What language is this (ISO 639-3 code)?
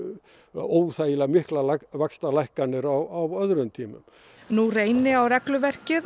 isl